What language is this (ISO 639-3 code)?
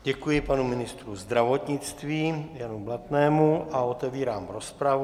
ces